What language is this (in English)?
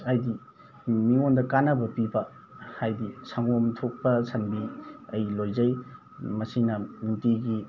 Manipuri